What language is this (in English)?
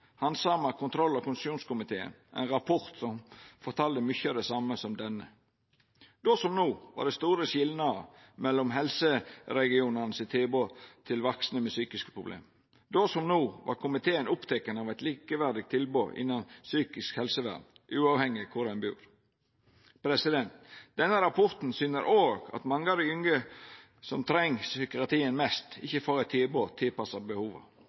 Norwegian Nynorsk